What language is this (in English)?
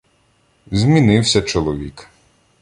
Ukrainian